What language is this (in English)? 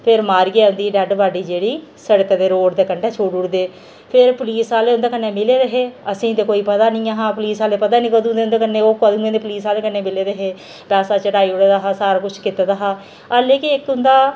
Dogri